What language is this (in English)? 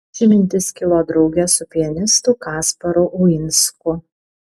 Lithuanian